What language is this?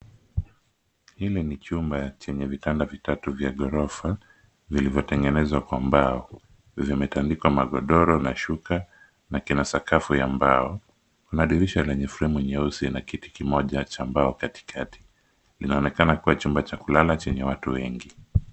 Swahili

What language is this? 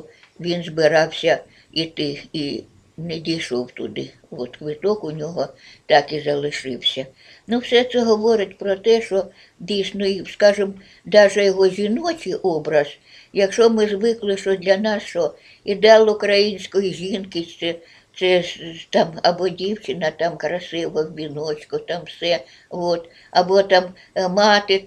Ukrainian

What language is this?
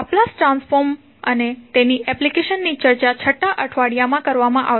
Gujarati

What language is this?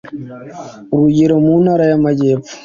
Kinyarwanda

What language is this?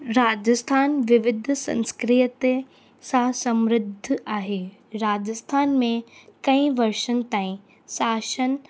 Sindhi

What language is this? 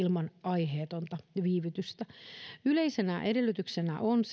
Finnish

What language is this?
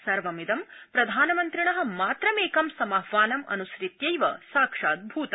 Sanskrit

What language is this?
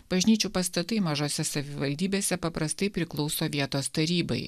Lithuanian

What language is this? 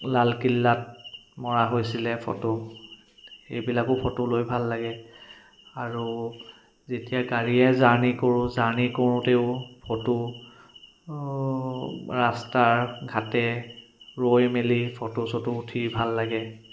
Assamese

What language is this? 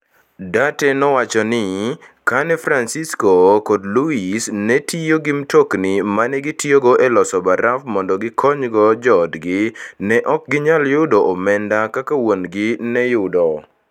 Luo (Kenya and Tanzania)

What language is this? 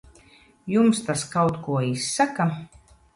Latvian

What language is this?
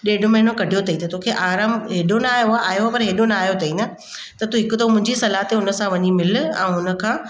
Sindhi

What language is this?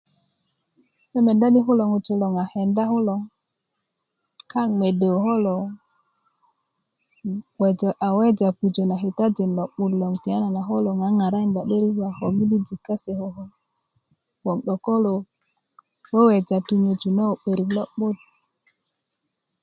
Kuku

